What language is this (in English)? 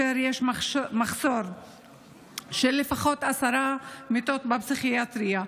Hebrew